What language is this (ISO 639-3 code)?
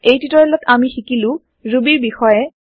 asm